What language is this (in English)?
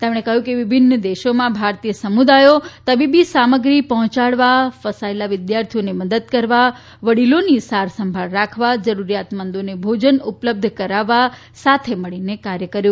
Gujarati